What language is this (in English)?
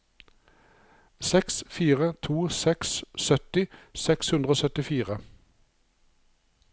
Norwegian